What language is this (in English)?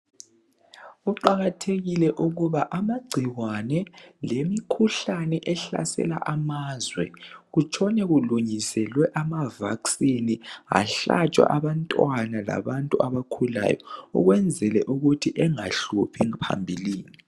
North Ndebele